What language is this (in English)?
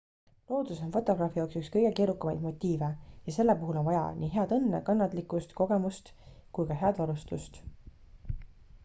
Estonian